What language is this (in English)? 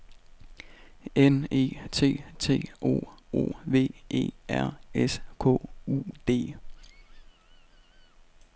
Danish